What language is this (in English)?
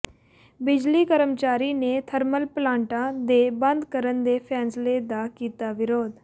Punjabi